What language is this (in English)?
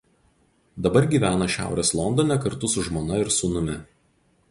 Lithuanian